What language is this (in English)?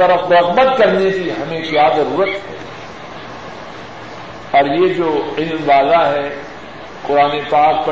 Urdu